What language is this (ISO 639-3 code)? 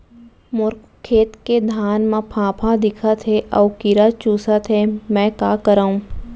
hne